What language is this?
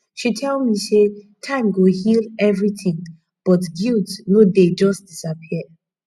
Nigerian Pidgin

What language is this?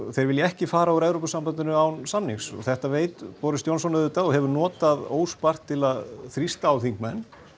Icelandic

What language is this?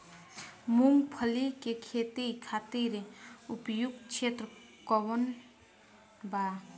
Bhojpuri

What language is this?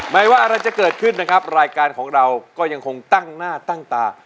Thai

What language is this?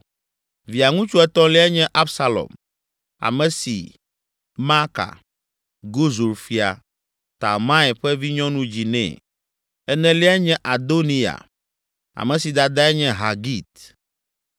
Ewe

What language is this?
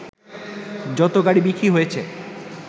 Bangla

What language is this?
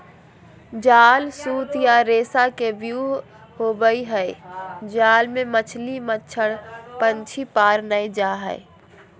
Magahi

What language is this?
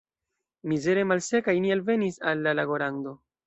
Esperanto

